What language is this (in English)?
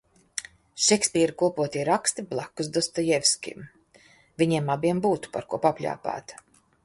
Latvian